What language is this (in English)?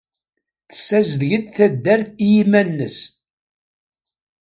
Kabyle